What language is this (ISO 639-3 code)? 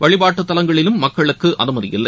tam